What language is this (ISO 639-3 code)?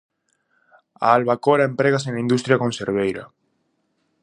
glg